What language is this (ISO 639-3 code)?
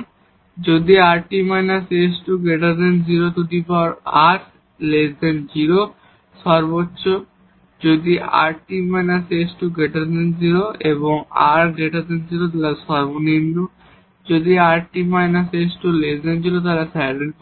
ben